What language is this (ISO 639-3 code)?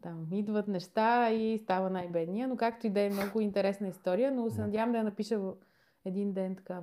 bul